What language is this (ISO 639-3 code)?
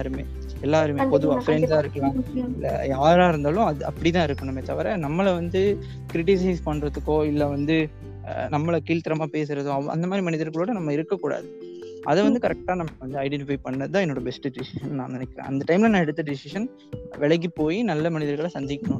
tam